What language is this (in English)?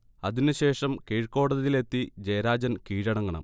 Malayalam